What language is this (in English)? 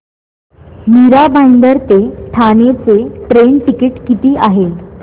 Marathi